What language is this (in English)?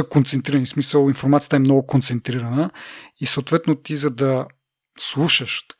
Bulgarian